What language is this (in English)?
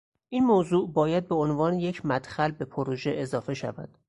Persian